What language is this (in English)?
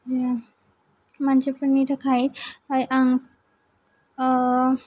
Bodo